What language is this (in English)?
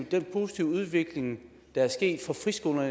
Danish